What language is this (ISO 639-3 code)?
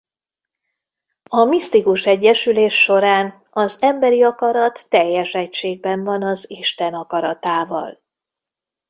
hun